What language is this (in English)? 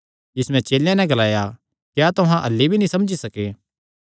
Kangri